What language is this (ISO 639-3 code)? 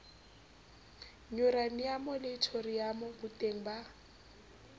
sot